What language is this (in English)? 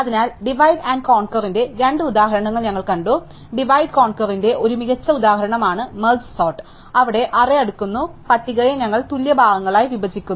Malayalam